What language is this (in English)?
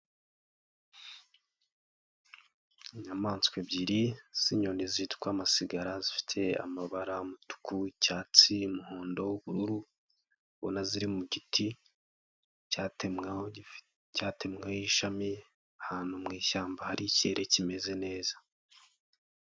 Kinyarwanda